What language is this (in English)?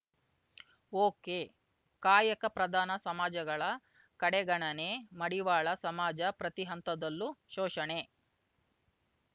Kannada